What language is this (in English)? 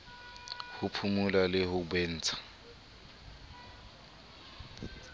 Southern Sotho